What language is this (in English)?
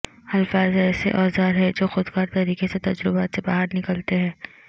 Urdu